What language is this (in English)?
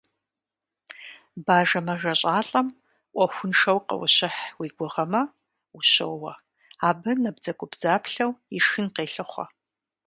Kabardian